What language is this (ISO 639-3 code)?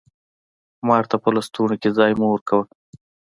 pus